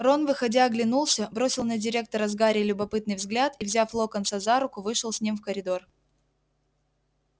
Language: Russian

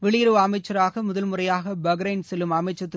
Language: Tamil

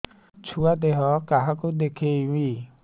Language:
Odia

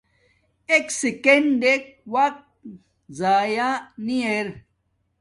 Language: Domaaki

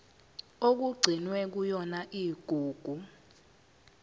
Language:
Zulu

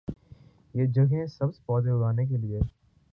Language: Urdu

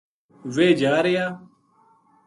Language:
Gujari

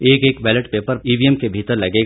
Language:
Hindi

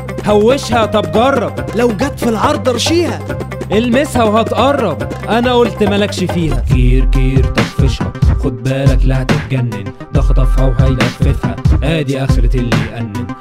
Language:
Arabic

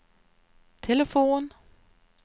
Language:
Swedish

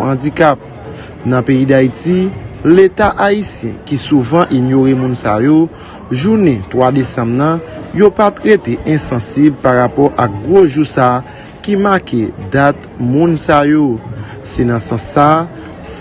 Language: French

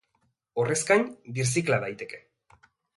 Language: Basque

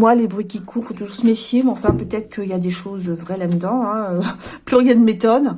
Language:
French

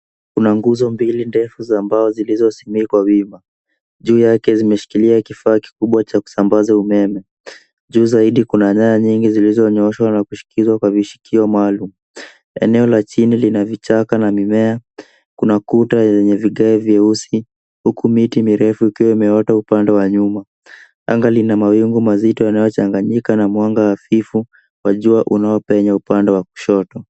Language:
Swahili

